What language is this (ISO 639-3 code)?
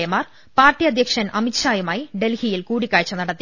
mal